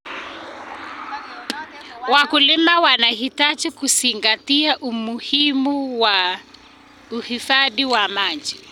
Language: Kalenjin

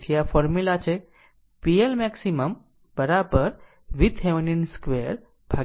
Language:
Gujarati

